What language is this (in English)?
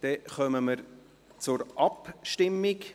Swiss German